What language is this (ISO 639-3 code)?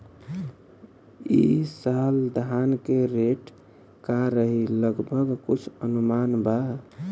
bho